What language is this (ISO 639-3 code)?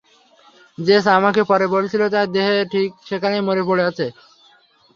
ben